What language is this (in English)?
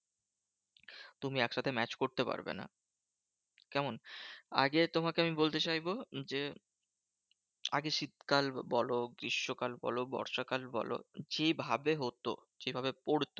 Bangla